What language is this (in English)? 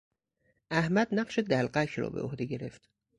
Persian